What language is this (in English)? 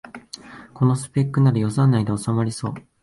Japanese